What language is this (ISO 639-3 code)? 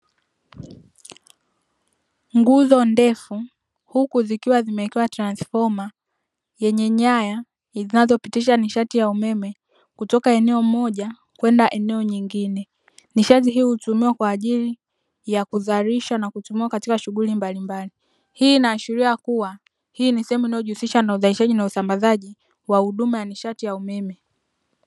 swa